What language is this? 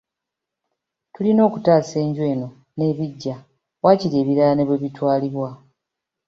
Ganda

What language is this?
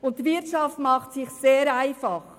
Swiss German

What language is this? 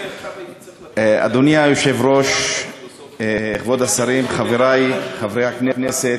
Hebrew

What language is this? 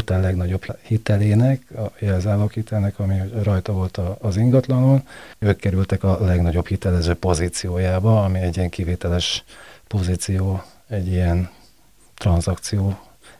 Hungarian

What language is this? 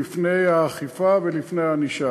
Hebrew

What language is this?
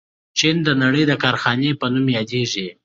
Pashto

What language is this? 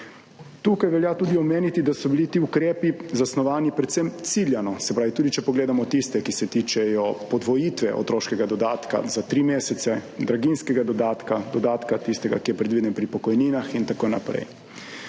Slovenian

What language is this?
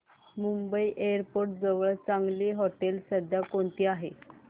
Marathi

